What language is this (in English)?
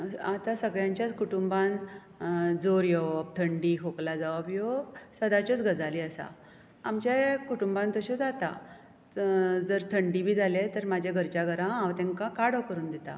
Konkani